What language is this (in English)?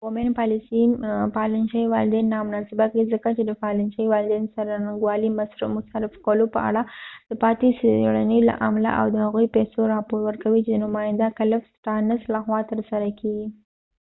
Pashto